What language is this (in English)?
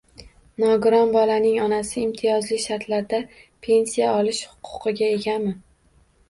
Uzbek